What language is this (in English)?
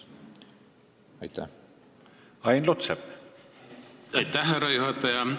Estonian